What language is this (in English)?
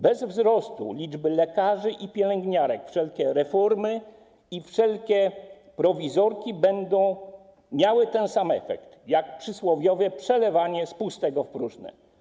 Polish